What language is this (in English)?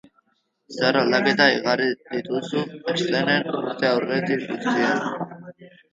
Basque